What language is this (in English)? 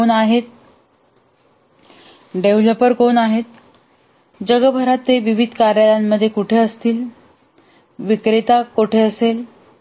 Marathi